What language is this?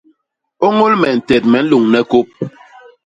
Basaa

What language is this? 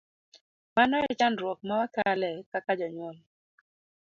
Luo (Kenya and Tanzania)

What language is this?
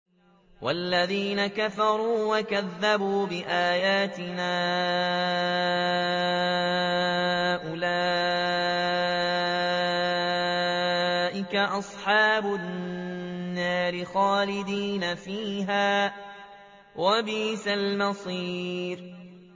Arabic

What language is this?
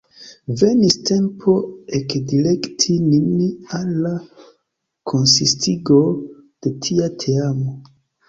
Esperanto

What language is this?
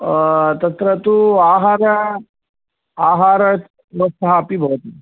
Sanskrit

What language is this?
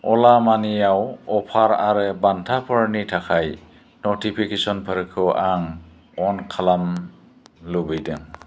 Bodo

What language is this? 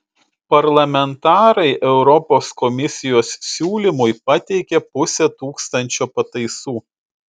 Lithuanian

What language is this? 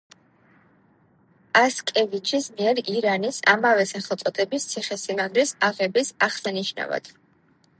Georgian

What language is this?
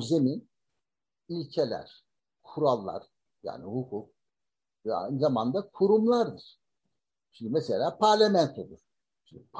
Turkish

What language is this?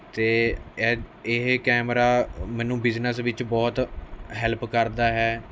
Punjabi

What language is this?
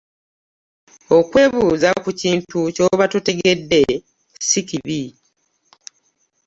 Ganda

